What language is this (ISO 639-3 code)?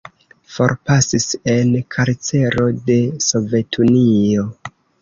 epo